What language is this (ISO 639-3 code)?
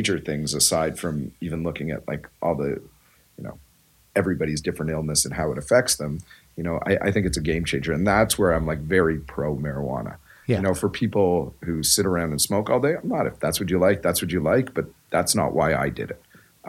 eng